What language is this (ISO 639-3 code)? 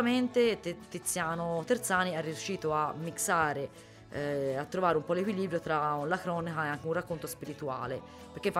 ita